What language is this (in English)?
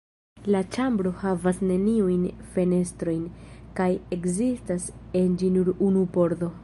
Esperanto